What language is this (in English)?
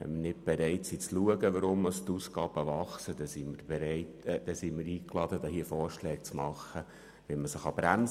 Swiss German